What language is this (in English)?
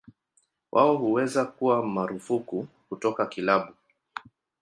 Swahili